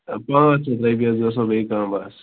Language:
Kashmiri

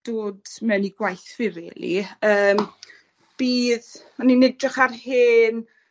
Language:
Welsh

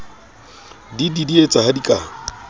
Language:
Southern Sotho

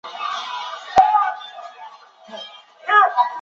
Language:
Chinese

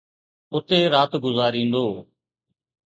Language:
Sindhi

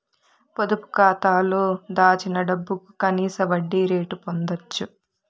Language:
Telugu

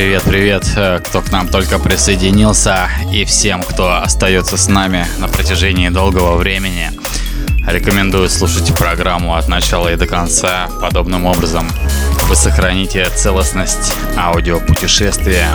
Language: Russian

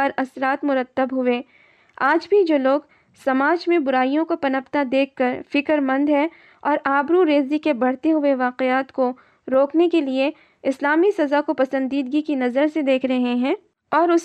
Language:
Urdu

